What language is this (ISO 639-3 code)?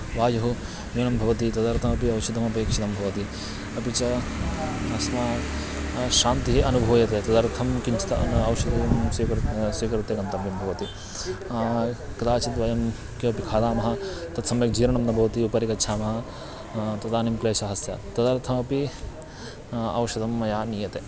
san